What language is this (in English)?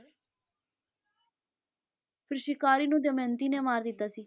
Punjabi